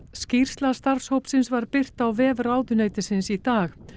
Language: Icelandic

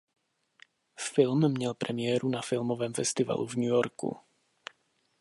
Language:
Czech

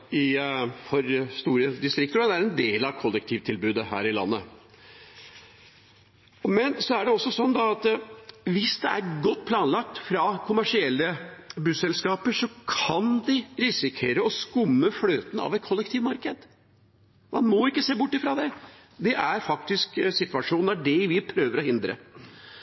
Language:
Norwegian Bokmål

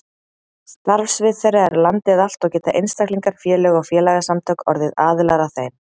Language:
Icelandic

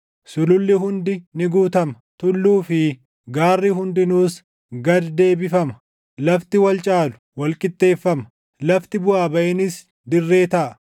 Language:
Oromo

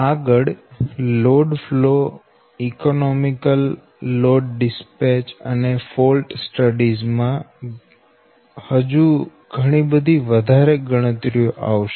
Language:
Gujarati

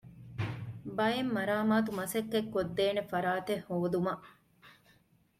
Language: Divehi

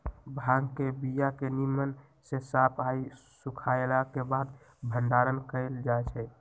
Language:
Magahi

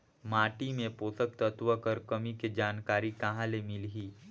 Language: Chhattisgarhi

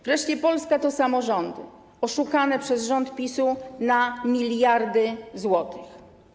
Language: Polish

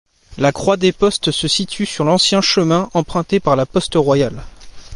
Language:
French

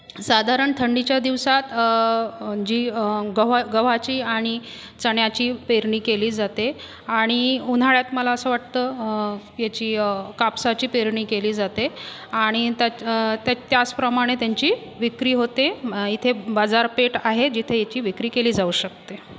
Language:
Marathi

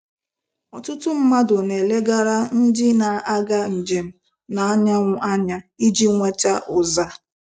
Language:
Igbo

